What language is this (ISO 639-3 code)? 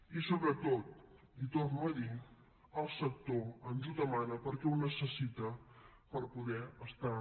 cat